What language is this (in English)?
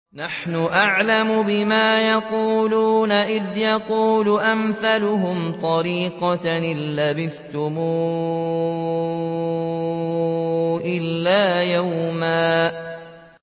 Arabic